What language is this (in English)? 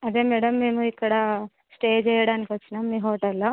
Telugu